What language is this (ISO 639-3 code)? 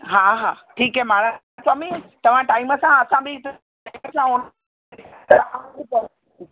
snd